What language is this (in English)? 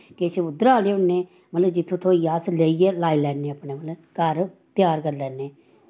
Dogri